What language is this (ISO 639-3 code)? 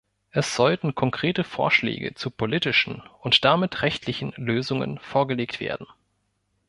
deu